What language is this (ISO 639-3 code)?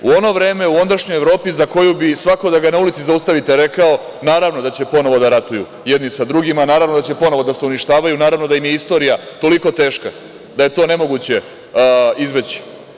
srp